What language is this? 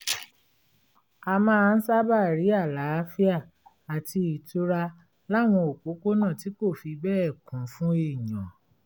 Yoruba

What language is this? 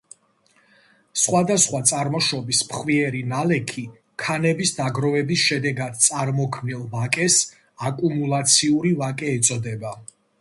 Georgian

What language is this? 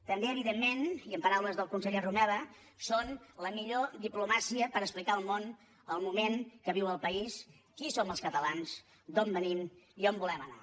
Catalan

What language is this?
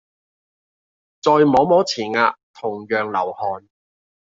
Cantonese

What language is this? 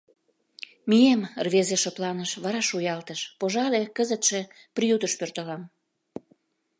Mari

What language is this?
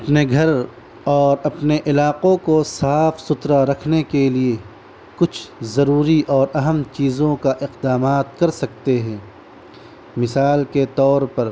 Urdu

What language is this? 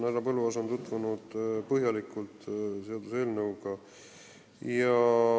Estonian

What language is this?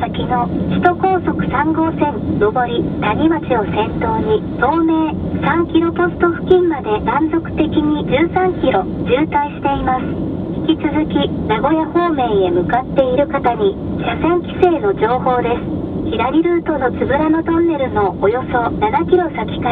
Japanese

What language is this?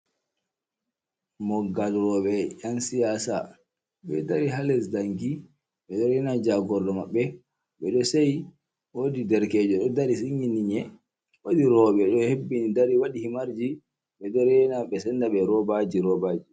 Fula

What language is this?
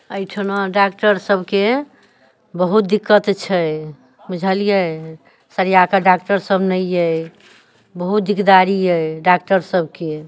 Maithili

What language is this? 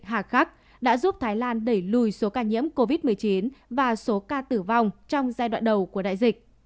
Vietnamese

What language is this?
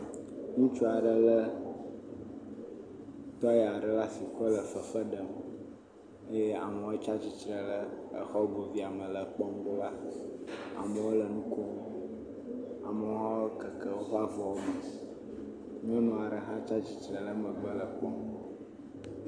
Ewe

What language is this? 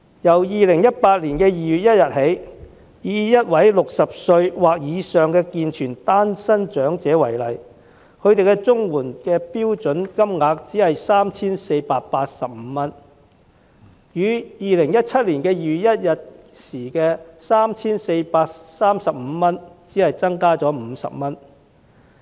Cantonese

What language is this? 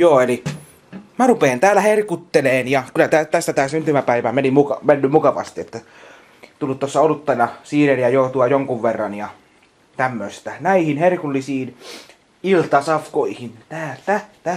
Finnish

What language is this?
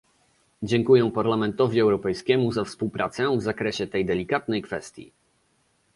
Polish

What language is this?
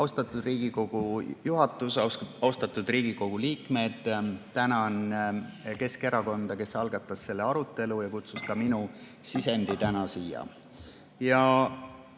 Estonian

